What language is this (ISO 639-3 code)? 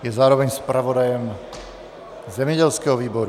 ces